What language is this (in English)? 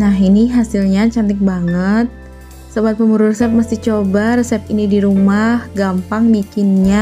Indonesian